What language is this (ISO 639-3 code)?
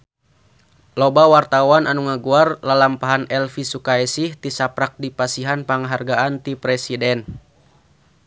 sun